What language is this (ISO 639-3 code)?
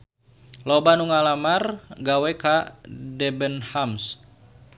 sun